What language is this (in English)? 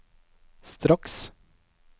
Norwegian